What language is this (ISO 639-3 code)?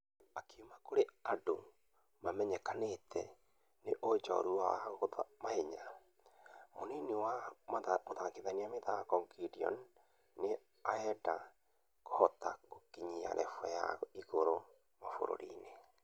kik